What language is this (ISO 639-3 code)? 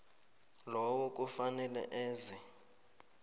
nbl